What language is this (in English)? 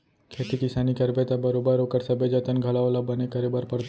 Chhattisgarhi